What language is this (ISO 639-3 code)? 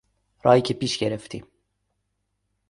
fas